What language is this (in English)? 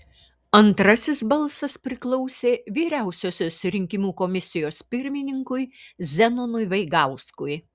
Lithuanian